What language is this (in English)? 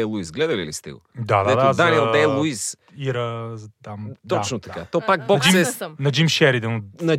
Bulgarian